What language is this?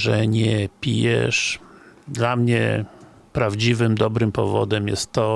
Polish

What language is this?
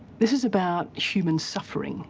English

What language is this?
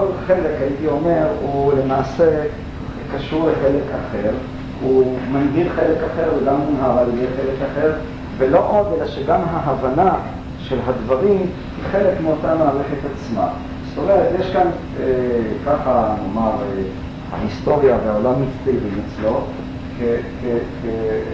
Hebrew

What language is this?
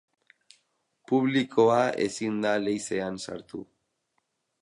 Basque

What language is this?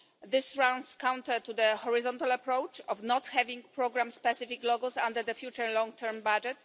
English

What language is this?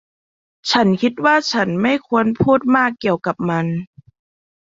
Thai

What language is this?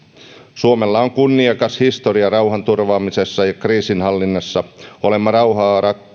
Finnish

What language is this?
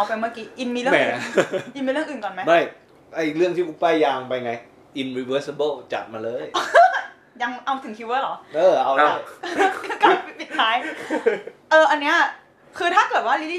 Thai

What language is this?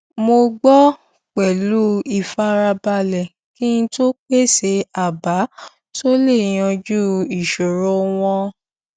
Yoruba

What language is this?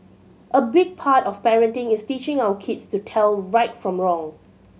English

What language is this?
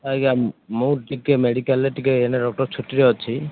Odia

